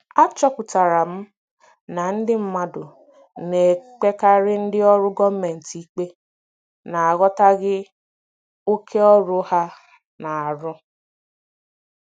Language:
Igbo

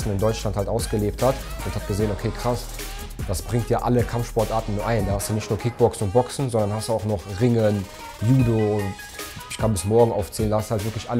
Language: German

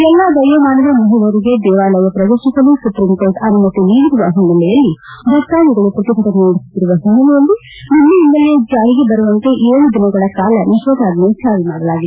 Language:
Kannada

